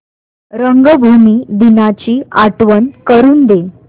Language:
Marathi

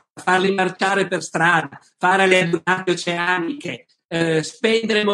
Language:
Italian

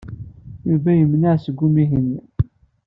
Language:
Kabyle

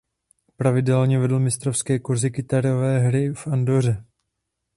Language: Czech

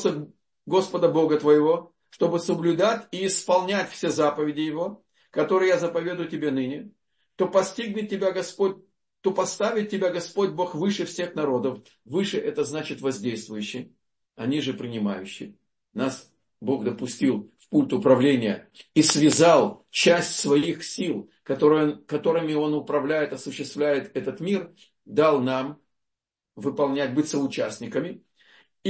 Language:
Russian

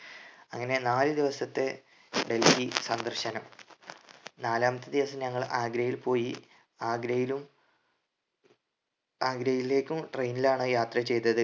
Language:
Malayalam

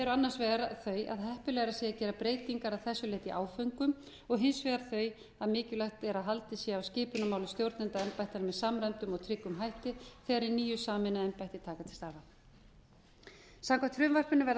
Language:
Icelandic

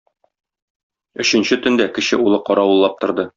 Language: Tatar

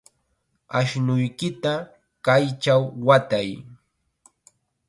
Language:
Chiquián Ancash Quechua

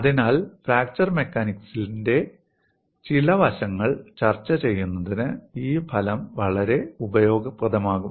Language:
Malayalam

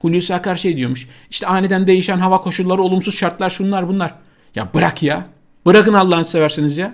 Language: Turkish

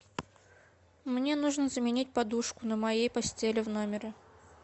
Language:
Russian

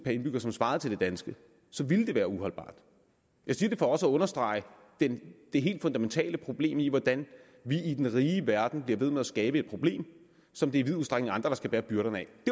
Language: Danish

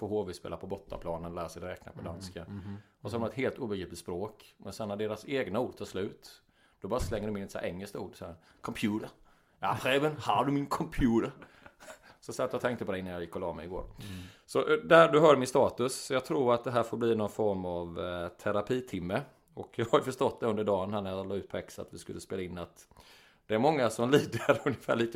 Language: Swedish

